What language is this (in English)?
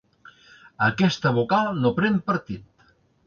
Catalan